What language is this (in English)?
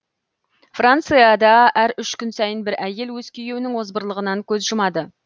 Kazakh